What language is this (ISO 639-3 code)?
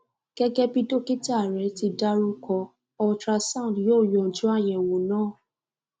yor